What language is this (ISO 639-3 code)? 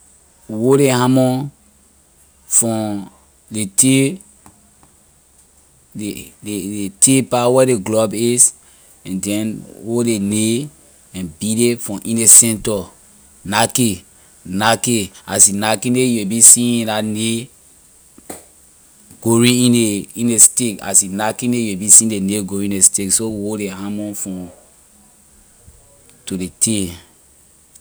lir